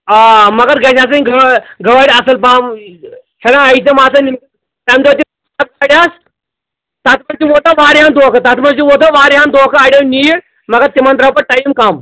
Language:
Kashmiri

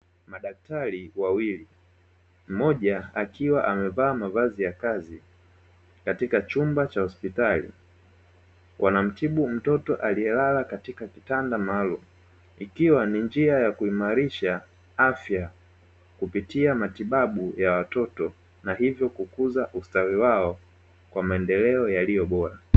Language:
Swahili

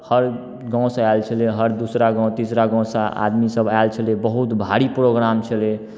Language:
Maithili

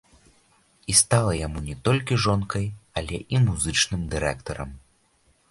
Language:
Belarusian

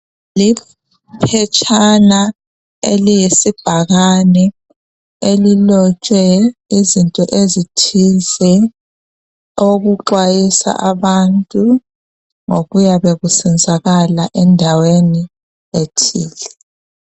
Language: North Ndebele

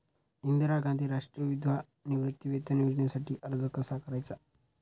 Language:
Marathi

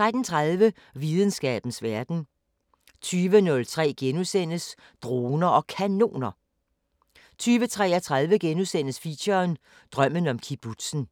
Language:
Danish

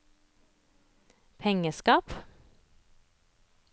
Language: Norwegian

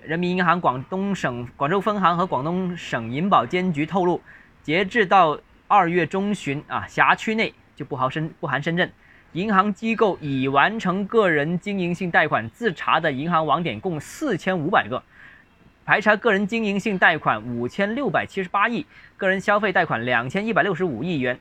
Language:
Chinese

